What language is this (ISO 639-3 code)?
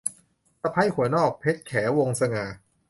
tha